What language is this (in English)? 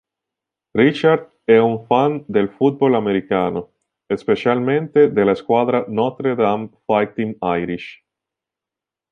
Italian